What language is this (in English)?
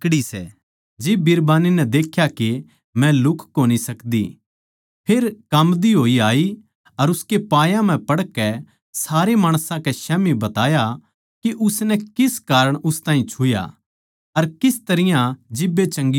Haryanvi